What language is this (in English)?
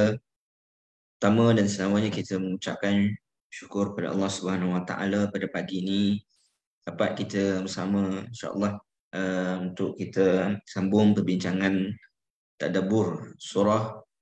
Malay